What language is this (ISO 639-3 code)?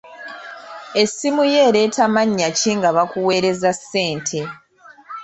lug